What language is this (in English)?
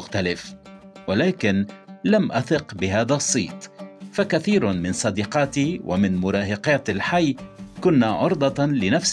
Arabic